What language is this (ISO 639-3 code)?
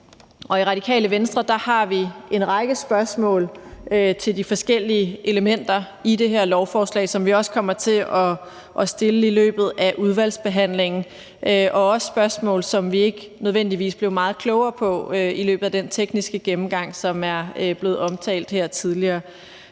dan